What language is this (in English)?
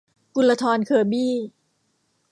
Thai